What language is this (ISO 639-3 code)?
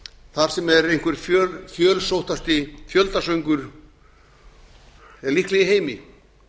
isl